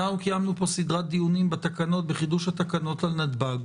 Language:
Hebrew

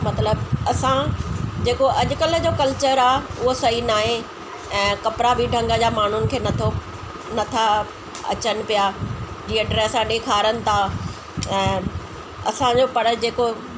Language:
Sindhi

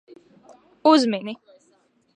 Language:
Latvian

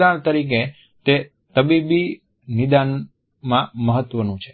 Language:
Gujarati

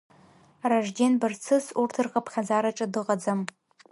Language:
Abkhazian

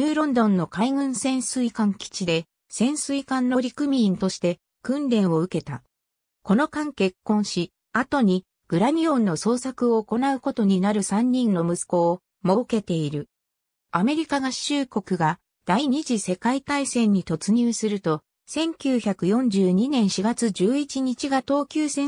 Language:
Japanese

